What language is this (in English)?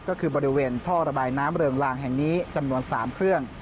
Thai